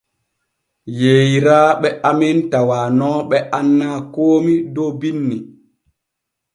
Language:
Borgu Fulfulde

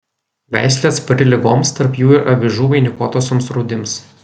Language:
Lithuanian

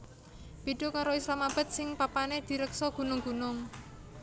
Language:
Javanese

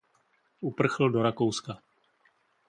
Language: Czech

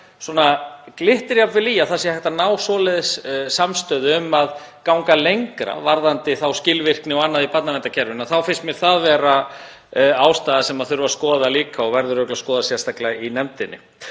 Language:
Icelandic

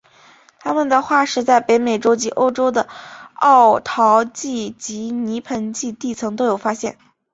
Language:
Chinese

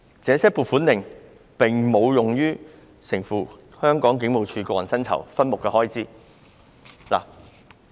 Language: Cantonese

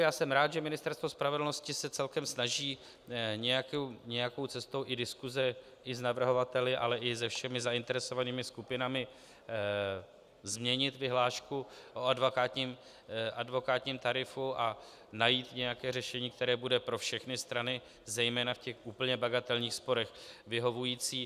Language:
Czech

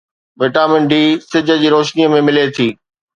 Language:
Sindhi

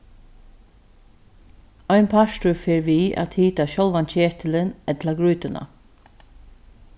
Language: Faroese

